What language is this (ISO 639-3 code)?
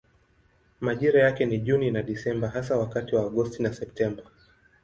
swa